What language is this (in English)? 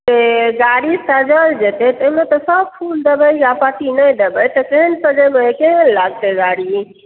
Maithili